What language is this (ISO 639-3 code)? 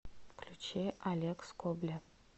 rus